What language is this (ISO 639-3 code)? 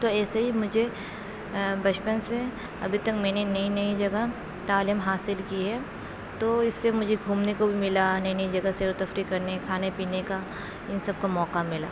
urd